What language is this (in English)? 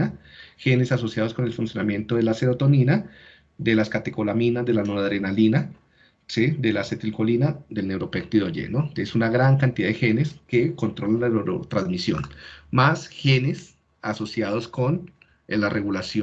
Spanish